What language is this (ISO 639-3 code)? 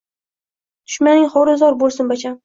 uzb